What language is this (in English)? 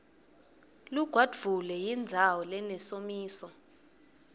Swati